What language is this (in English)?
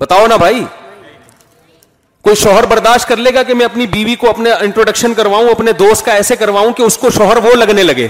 Urdu